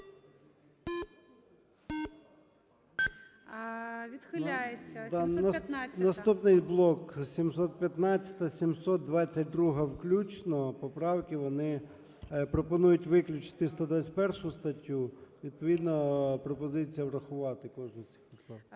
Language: Ukrainian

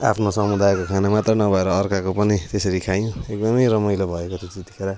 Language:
Nepali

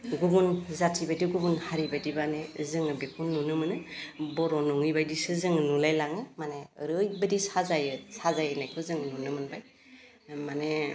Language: Bodo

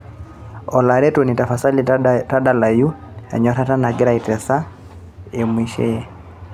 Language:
Masai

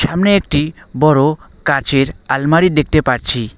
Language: Bangla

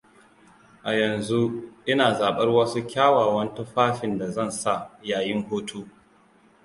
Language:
Hausa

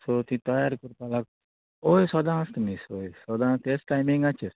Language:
Konkani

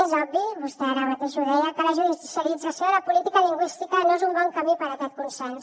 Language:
Catalan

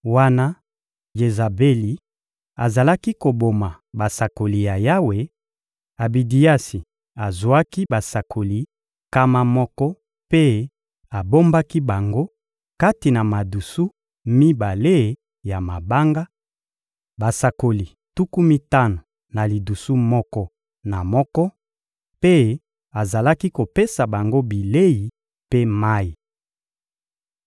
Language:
Lingala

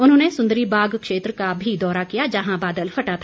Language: Hindi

